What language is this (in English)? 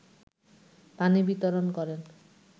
Bangla